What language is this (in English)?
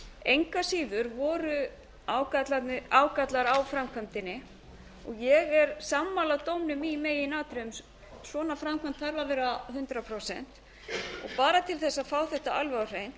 Icelandic